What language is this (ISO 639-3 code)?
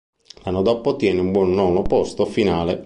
ita